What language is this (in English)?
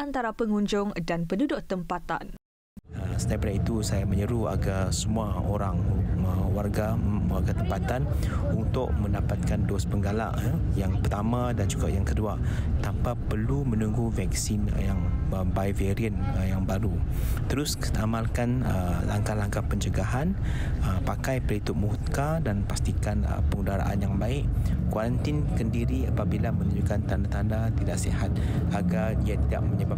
Malay